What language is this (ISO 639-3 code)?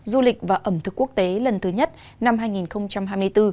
vie